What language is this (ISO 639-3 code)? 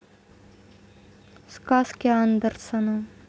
rus